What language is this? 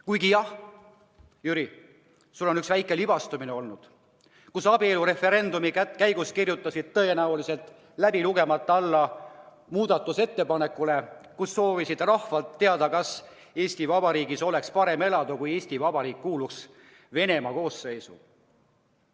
Estonian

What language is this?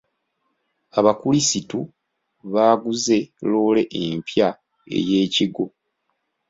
Ganda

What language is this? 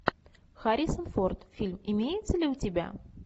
Russian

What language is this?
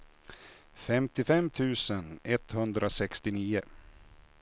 Swedish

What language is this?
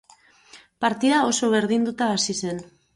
Basque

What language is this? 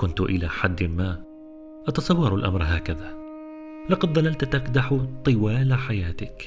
Arabic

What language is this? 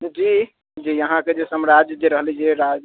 Maithili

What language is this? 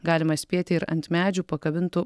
Lithuanian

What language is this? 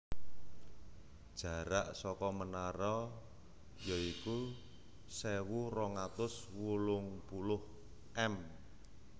Javanese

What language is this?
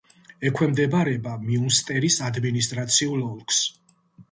Georgian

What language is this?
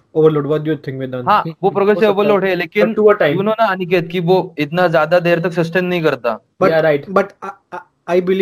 Hindi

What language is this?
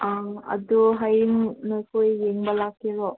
Manipuri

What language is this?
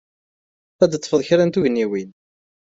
Kabyle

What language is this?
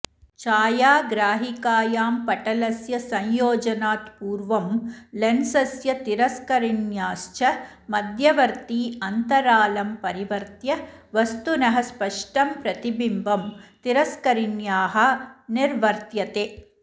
Sanskrit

